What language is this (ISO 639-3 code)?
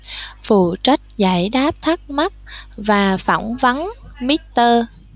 vie